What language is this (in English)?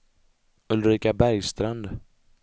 Swedish